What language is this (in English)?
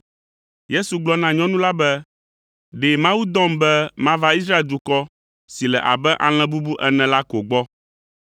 Ewe